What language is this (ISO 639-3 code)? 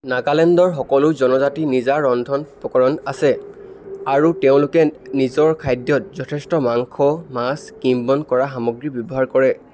asm